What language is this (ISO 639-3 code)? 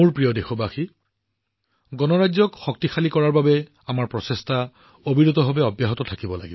asm